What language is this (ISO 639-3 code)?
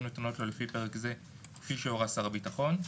heb